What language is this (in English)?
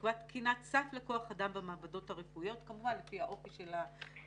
Hebrew